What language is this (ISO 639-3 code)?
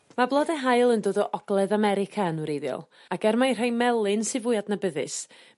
cym